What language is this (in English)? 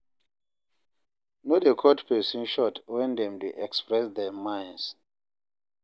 Nigerian Pidgin